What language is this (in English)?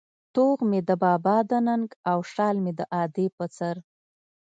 Pashto